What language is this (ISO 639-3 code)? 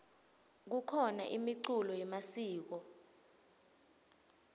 ssw